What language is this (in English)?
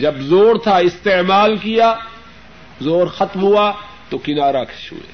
Urdu